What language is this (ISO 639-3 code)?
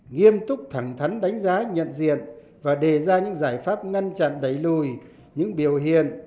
vie